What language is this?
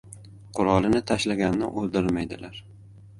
Uzbek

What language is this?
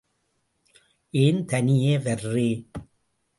Tamil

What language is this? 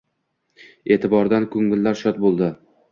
Uzbek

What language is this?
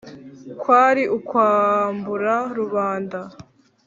Kinyarwanda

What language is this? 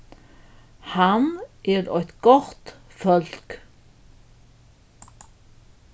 Faroese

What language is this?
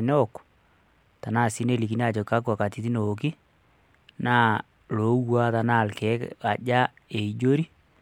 Masai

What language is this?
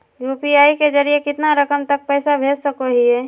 Magahi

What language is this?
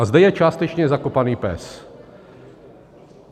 Czech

